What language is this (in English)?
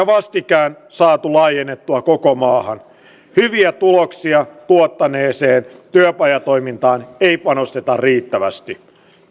Finnish